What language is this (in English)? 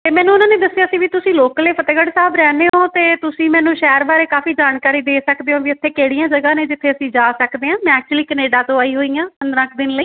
Punjabi